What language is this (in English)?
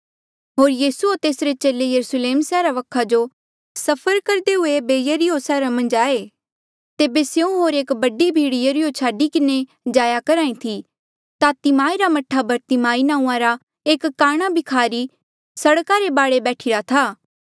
Mandeali